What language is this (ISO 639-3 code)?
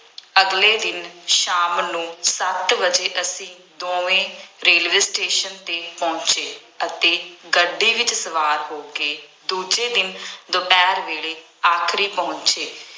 pan